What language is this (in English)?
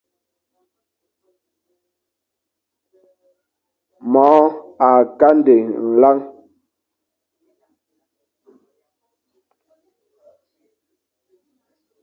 Fang